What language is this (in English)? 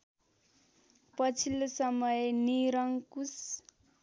Nepali